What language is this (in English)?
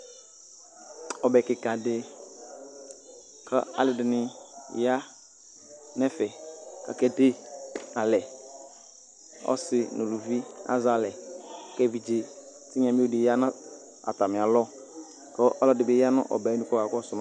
Ikposo